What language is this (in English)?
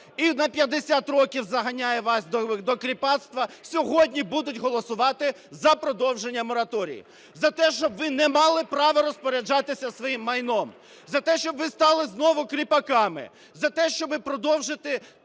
Ukrainian